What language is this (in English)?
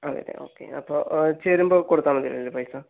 Malayalam